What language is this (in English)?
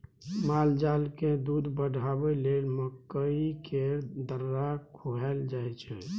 Maithili